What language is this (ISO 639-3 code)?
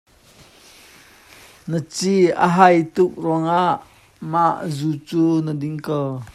cnh